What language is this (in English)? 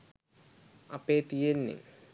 Sinhala